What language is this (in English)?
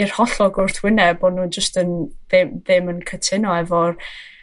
Welsh